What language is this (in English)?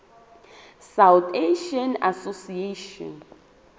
Southern Sotho